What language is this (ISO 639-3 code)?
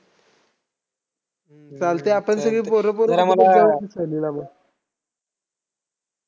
mar